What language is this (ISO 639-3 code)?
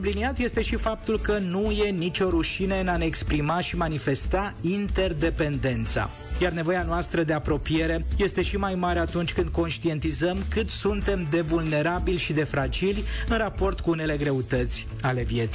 ron